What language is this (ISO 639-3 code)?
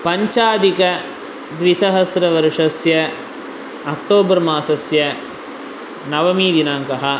san